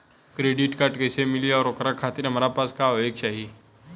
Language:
Bhojpuri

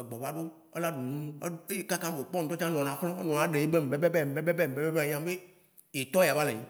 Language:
Waci Gbe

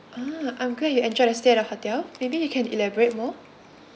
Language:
English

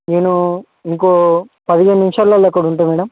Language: Telugu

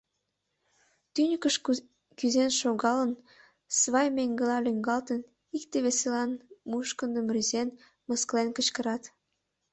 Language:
Mari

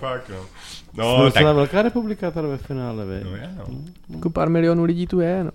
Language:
Czech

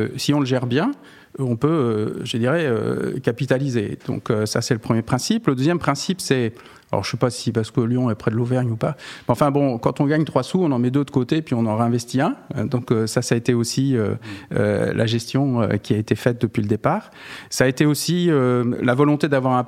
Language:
French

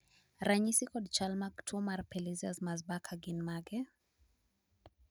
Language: Luo (Kenya and Tanzania)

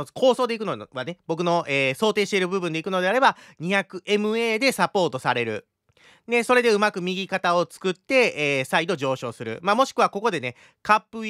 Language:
Japanese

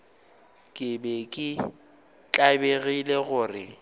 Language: Northern Sotho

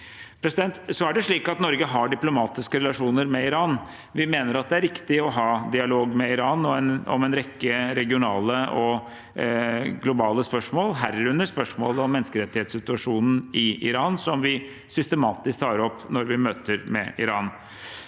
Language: Norwegian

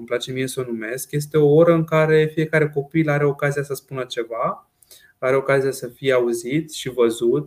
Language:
Romanian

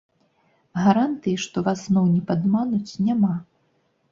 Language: Belarusian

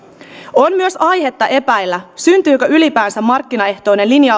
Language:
Finnish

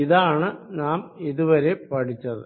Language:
Malayalam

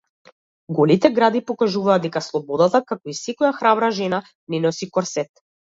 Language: Macedonian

